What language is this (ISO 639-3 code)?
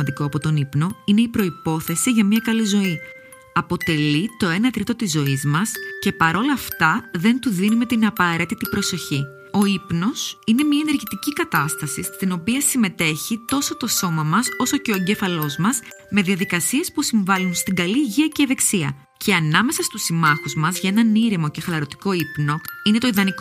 ell